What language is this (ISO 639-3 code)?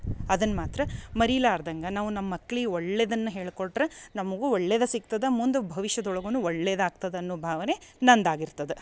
kan